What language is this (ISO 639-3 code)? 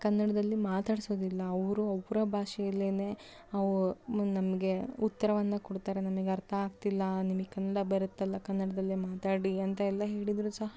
kan